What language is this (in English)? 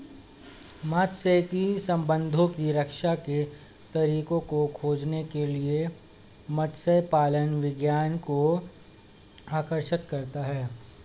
Hindi